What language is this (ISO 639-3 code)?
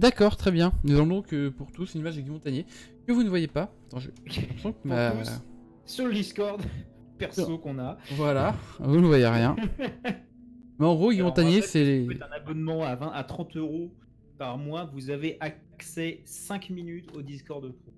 fra